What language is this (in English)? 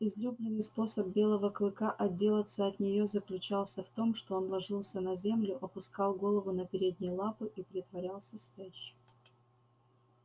Russian